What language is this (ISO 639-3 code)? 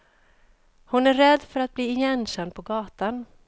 swe